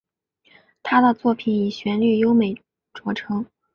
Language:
Chinese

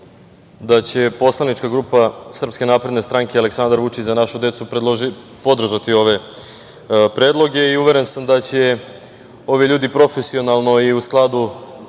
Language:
Serbian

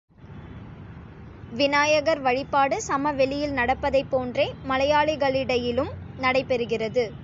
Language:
Tamil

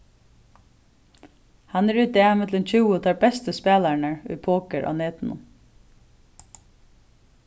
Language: Faroese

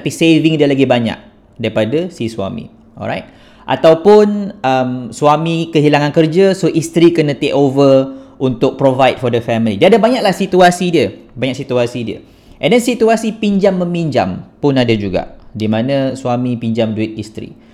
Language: Malay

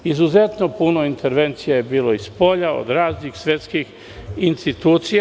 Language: Serbian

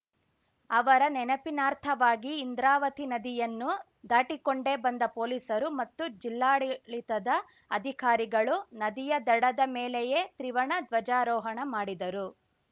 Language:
Kannada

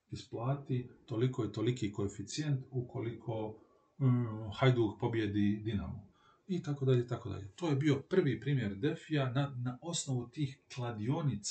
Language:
Croatian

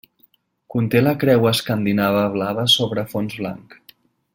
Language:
Catalan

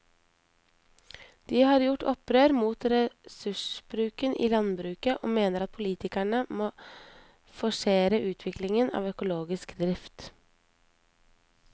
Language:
Norwegian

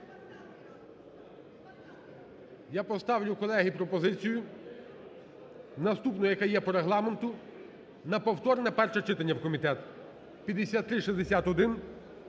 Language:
Ukrainian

